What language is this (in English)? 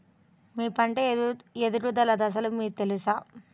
Telugu